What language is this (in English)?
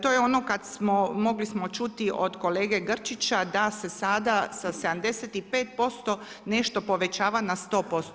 Croatian